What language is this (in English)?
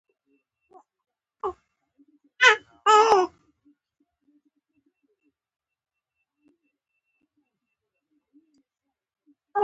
Pashto